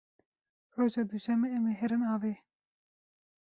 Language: Kurdish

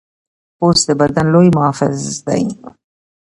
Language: Pashto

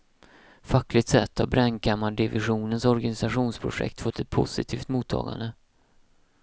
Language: Swedish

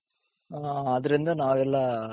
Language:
Kannada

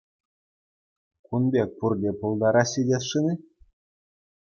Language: Chuvash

